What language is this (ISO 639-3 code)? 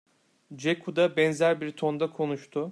tur